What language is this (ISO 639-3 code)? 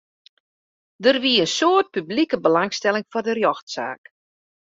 fry